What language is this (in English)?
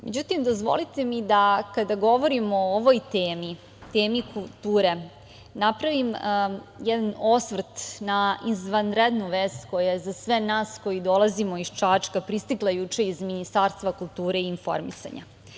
Serbian